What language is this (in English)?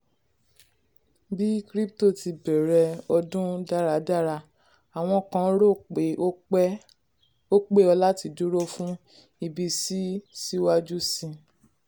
Yoruba